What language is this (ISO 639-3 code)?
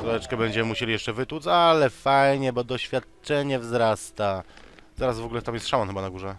pol